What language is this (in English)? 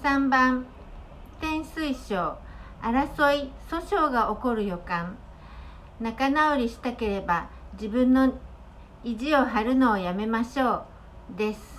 Japanese